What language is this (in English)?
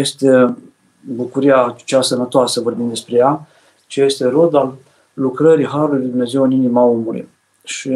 Romanian